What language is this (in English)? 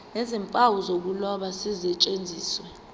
Zulu